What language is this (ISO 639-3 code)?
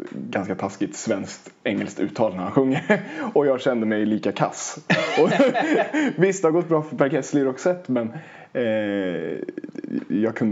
swe